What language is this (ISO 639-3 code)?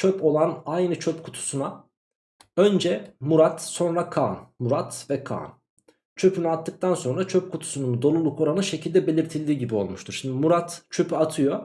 tur